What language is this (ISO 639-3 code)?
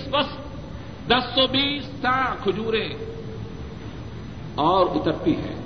urd